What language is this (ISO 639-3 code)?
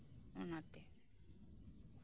sat